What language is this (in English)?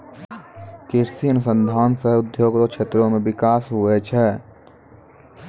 Maithili